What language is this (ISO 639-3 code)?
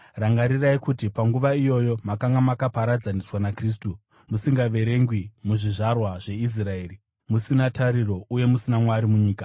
sna